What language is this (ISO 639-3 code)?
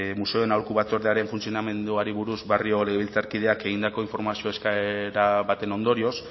eus